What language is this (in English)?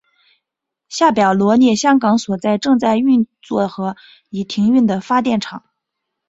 Chinese